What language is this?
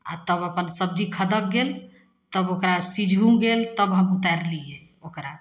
Maithili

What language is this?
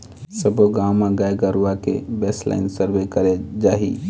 Chhattisgarhi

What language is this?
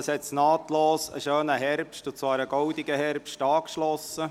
Swiss German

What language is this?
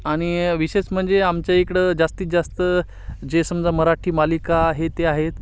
Marathi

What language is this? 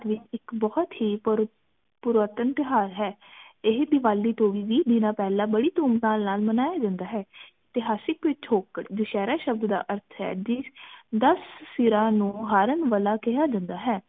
Punjabi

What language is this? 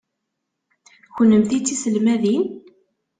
Kabyle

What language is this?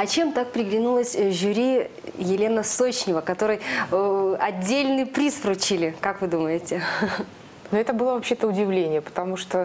Russian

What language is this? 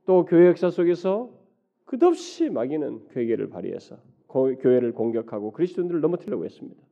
Korean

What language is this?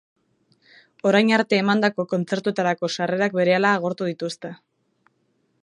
Basque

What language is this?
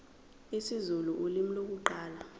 Zulu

